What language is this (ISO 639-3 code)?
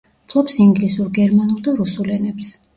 kat